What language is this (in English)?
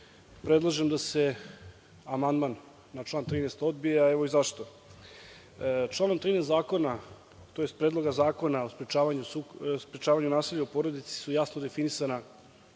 Serbian